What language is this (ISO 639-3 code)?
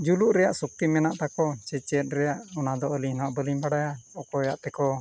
sat